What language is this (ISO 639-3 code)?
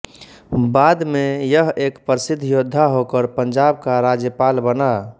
hin